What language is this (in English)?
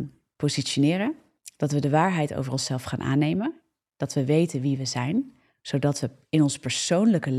Dutch